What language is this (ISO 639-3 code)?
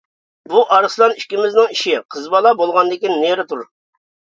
uig